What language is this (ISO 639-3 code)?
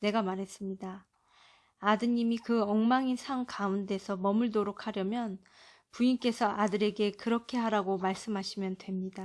kor